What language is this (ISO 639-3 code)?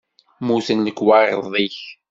kab